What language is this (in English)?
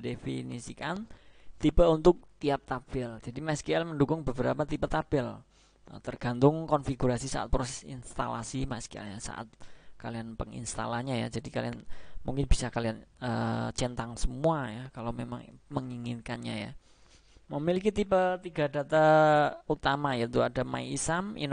Indonesian